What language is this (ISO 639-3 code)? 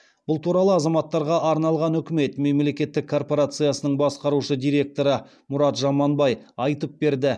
kaz